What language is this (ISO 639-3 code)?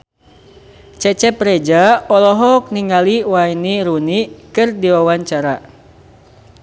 sun